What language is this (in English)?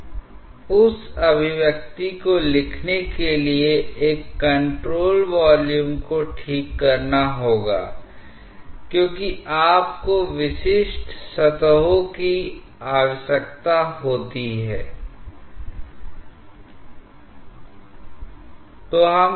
Hindi